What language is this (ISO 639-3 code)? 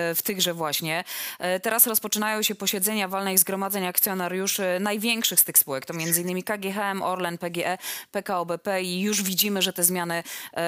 pol